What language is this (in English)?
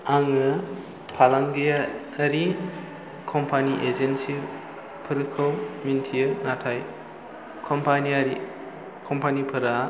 Bodo